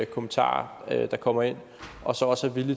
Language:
Danish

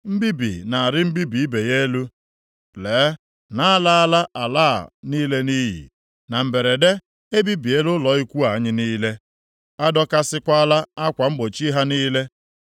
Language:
Igbo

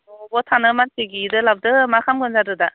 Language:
Bodo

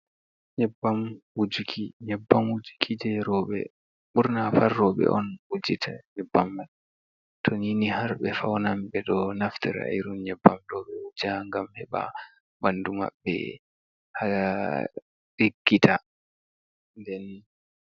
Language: Fula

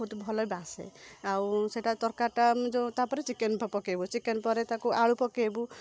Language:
Odia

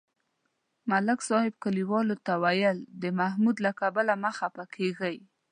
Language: Pashto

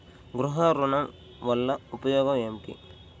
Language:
Telugu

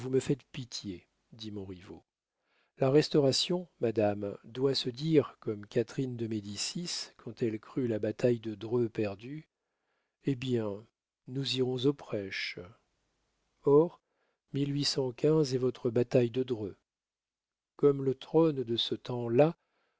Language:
French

